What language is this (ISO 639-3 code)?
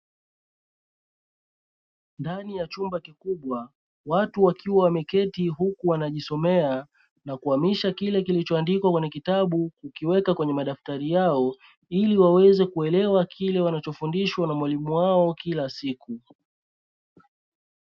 swa